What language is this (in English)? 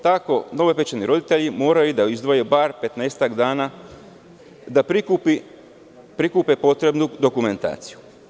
Serbian